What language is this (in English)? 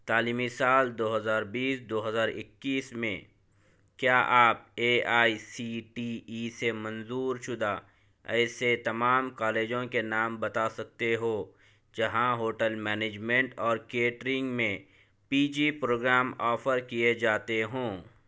Urdu